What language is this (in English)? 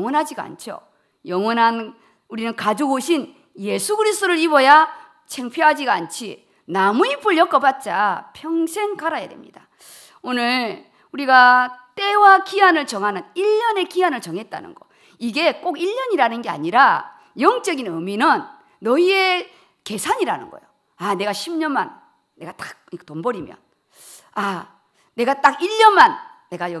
Korean